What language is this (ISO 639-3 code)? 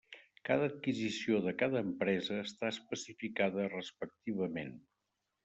cat